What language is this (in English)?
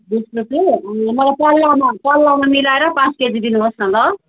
Nepali